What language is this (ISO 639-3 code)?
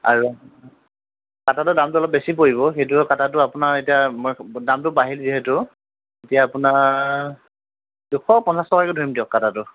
asm